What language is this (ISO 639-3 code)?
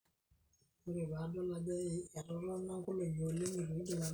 mas